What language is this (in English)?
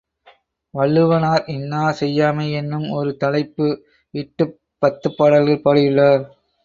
Tamil